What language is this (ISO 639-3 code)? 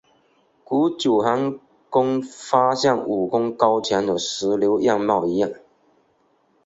zho